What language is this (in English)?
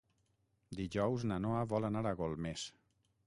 Catalan